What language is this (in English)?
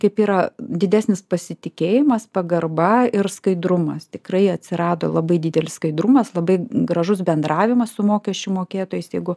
Lithuanian